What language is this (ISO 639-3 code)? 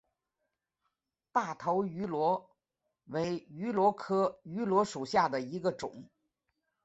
zho